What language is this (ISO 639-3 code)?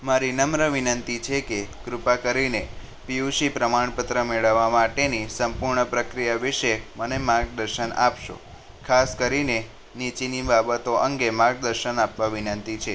guj